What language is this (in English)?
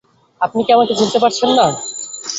Bangla